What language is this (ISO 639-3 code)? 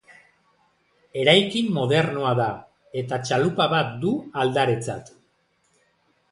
eus